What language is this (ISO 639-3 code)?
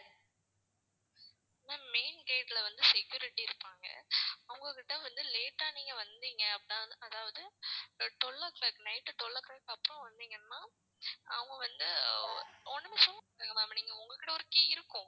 tam